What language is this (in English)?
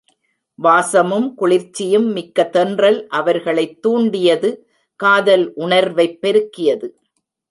Tamil